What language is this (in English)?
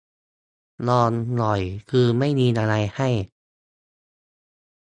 Thai